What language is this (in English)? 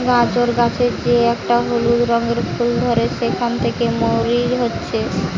Bangla